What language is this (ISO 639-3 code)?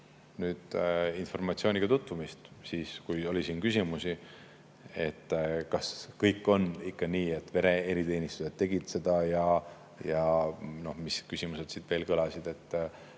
est